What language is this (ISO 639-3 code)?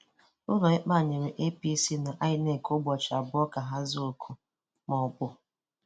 ibo